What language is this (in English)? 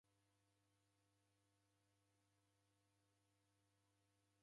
Taita